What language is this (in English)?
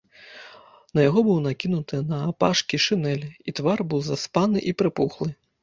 Belarusian